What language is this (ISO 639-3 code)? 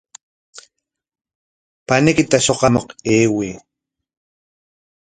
qwa